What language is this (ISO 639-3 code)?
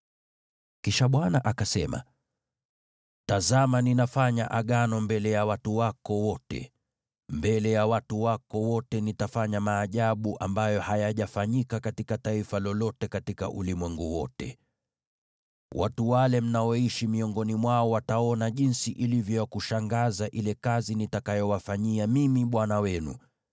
swa